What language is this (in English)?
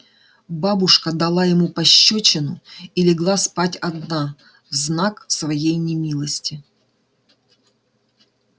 Russian